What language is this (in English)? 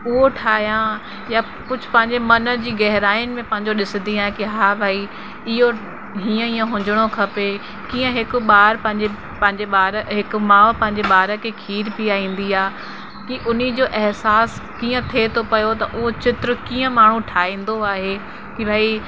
Sindhi